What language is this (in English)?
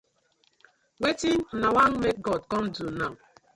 Nigerian Pidgin